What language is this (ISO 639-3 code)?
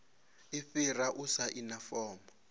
ven